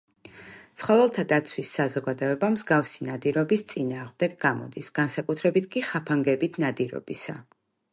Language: Georgian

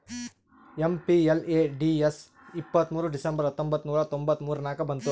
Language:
Kannada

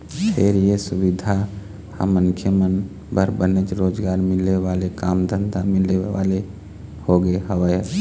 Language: Chhattisgarhi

